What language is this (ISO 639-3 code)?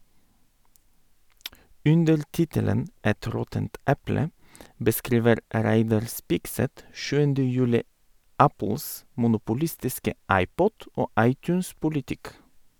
nor